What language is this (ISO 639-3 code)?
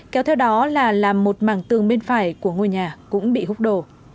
vie